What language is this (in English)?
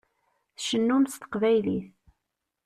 Kabyle